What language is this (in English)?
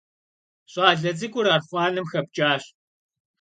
Kabardian